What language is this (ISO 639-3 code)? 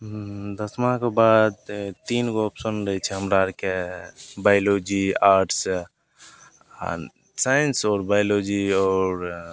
mai